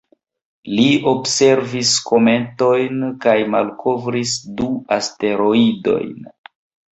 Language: Esperanto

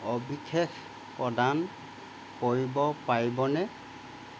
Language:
Assamese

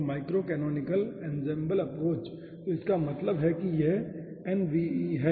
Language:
Hindi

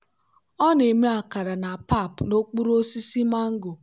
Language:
Igbo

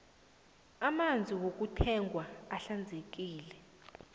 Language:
South Ndebele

